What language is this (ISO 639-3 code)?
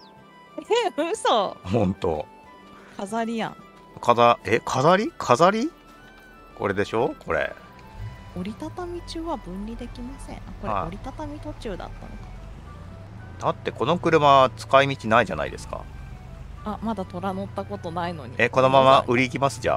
jpn